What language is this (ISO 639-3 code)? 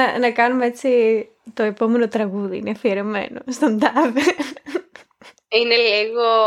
ell